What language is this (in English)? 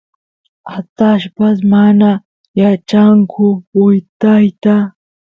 Santiago del Estero Quichua